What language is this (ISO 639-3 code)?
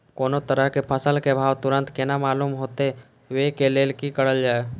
mai